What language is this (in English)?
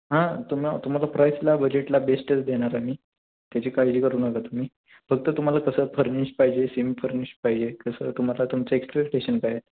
Marathi